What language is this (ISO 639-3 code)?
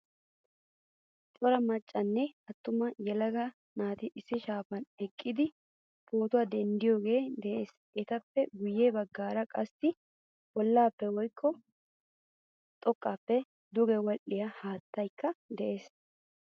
wal